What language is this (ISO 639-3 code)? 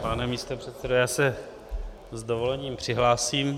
ces